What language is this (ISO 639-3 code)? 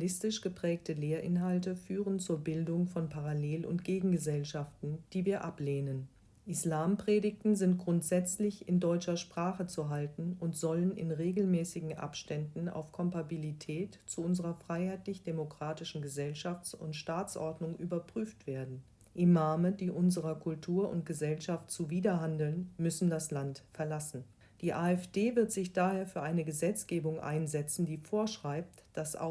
deu